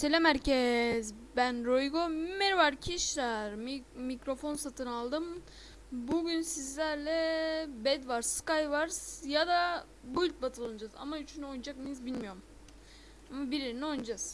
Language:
Turkish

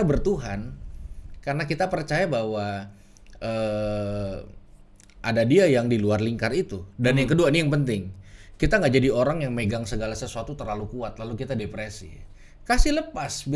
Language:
Indonesian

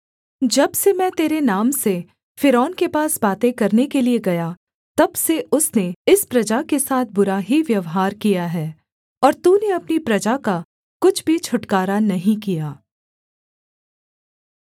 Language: Hindi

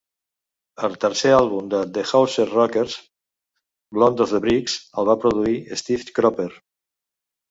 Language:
Catalan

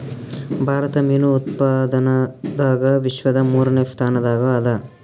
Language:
Kannada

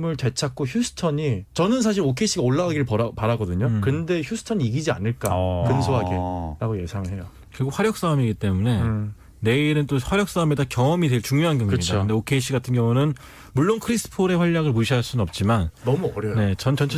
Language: Korean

